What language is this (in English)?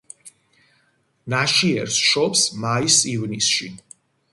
Georgian